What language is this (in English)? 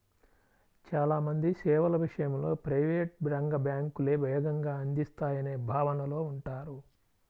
Telugu